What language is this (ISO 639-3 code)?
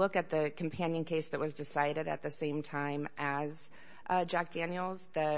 eng